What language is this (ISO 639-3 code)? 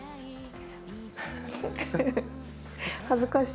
jpn